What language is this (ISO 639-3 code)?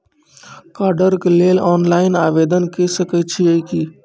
mai